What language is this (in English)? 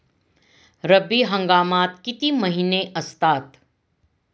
Marathi